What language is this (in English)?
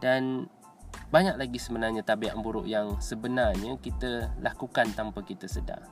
Malay